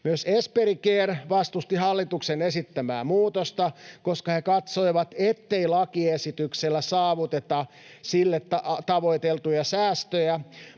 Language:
Finnish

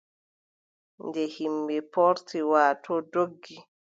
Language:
Adamawa Fulfulde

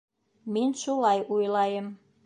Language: Bashkir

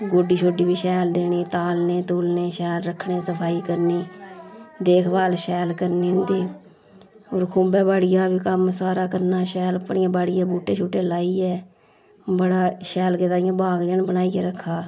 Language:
Dogri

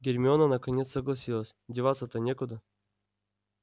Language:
Russian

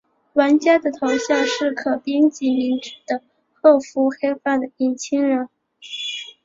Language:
Chinese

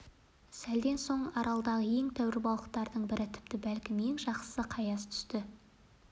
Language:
Kazakh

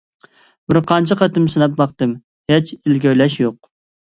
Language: Uyghur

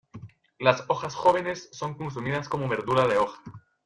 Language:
Spanish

